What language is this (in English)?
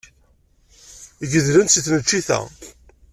Kabyle